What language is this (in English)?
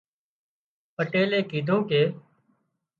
Wadiyara Koli